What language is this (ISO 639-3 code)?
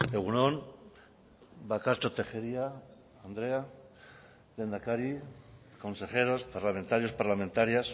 eus